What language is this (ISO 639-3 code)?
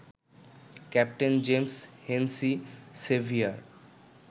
ben